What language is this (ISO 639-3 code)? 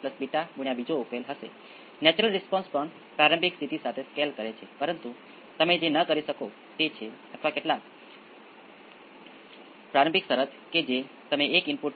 guj